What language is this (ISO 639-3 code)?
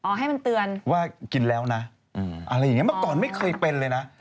tha